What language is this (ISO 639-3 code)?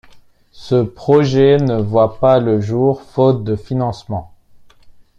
fra